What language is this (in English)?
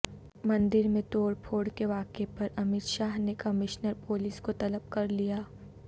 Urdu